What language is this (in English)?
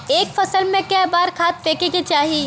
Bhojpuri